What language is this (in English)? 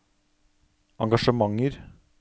Norwegian